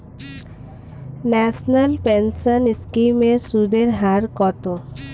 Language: Bangla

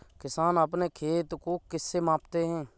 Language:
Hindi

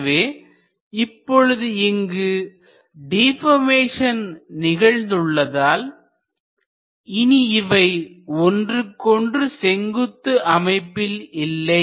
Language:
Tamil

